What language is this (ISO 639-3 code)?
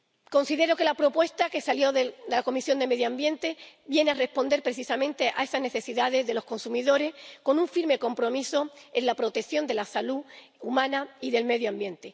spa